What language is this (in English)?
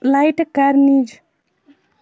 Kashmiri